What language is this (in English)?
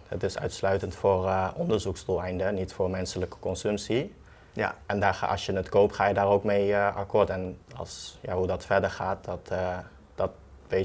Dutch